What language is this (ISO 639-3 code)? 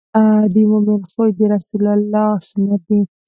pus